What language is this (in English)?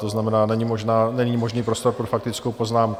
Czech